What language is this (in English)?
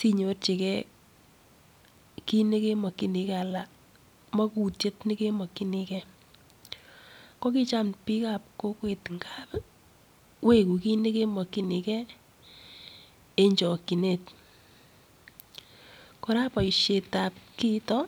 Kalenjin